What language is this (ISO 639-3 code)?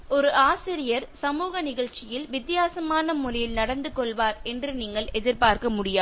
tam